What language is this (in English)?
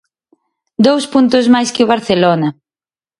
Galician